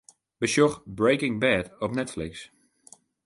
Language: Western Frisian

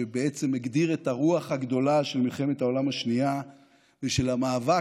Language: Hebrew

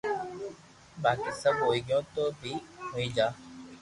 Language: Loarki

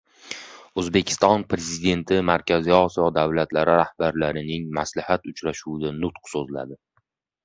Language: Uzbek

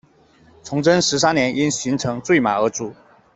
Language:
Chinese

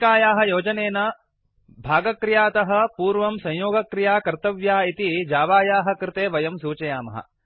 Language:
Sanskrit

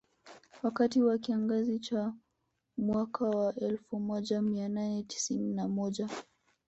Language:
Swahili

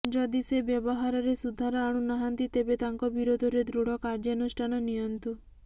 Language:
Odia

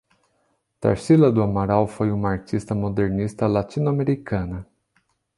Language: Portuguese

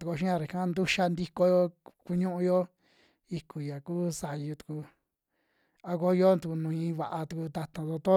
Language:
Western Juxtlahuaca Mixtec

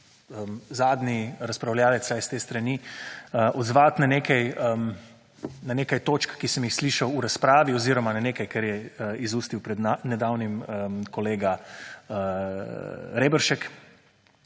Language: Slovenian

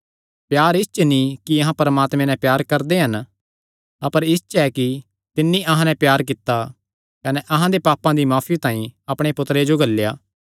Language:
Kangri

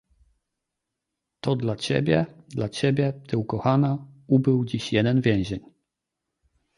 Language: Polish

